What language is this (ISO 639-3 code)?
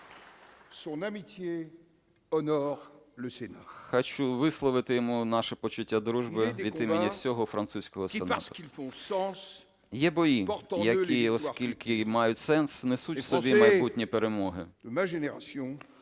ukr